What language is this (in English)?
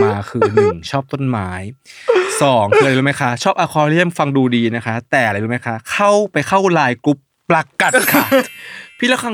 Thai